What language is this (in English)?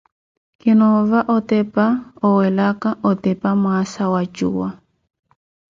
Koti